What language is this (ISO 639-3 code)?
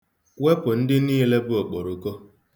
ibo